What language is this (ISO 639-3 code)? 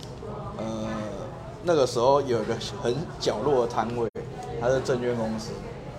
zho